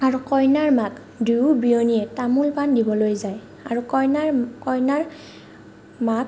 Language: Assamese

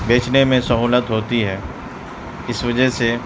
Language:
Urdu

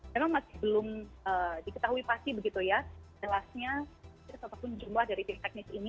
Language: Indonesian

